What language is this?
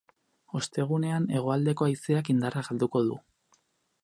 Basque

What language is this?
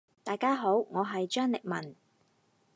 Cantonese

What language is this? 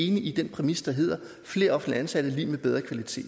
Danish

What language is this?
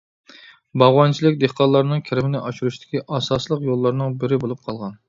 Uyghur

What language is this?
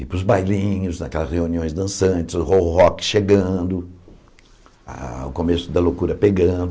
Portuguese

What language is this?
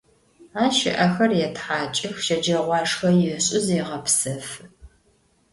Adyghe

